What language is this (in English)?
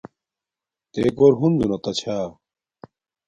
Domaaki